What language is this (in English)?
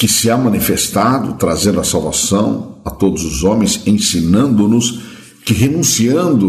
Portuguese